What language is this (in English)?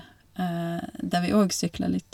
Norwegian